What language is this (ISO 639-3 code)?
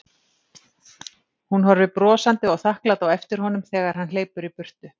isl